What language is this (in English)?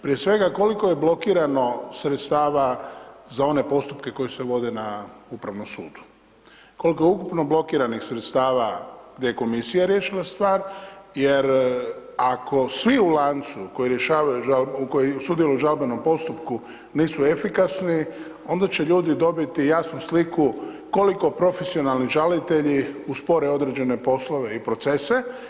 Croatian